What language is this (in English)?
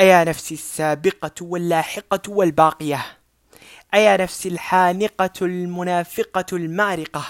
Arabic